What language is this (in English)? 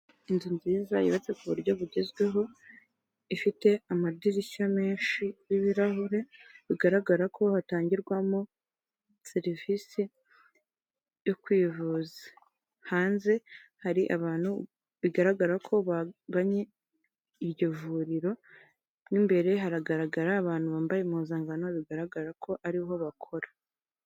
Kinyarwanda